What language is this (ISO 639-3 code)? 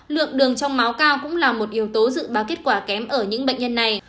vie